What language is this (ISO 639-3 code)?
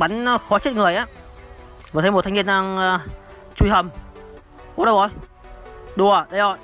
vie